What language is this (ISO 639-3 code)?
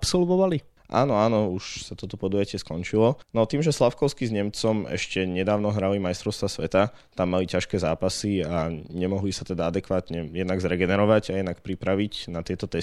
slk